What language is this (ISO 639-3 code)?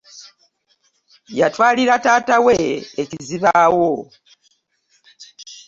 lug